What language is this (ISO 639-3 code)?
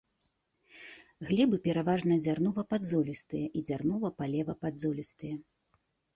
bel